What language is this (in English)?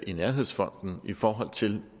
Danish